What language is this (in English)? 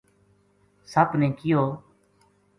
Gujari